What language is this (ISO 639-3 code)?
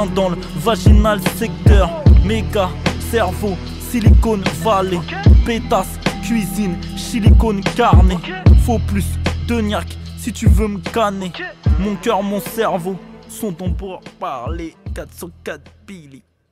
fra